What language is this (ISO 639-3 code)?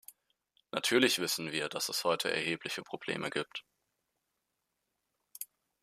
deu